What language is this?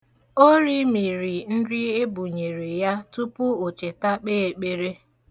Igbo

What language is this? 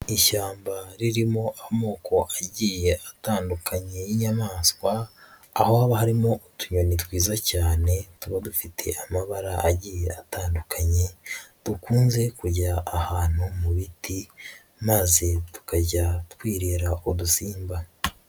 Kinyarwanda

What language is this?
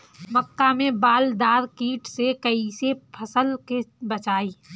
Bhojpuri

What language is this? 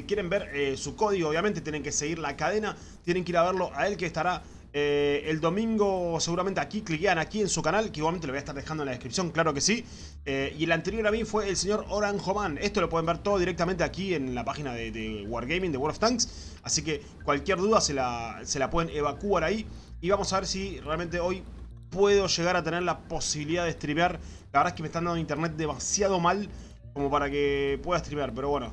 Spanish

